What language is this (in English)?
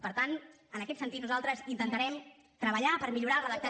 Catalan